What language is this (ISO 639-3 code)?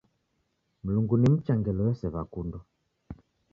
dav